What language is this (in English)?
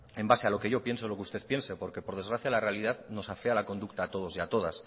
Spanish